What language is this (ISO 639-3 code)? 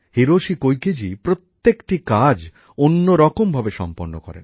ben